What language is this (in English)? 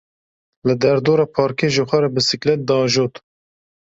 Kurdish